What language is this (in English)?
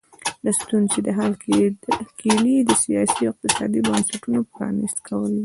Pashto